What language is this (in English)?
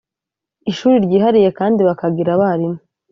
Kinyarwanda